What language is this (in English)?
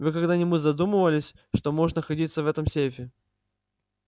Russian